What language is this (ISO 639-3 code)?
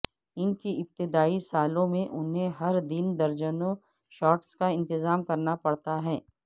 urd